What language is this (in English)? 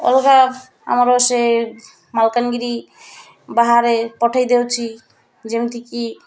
Odia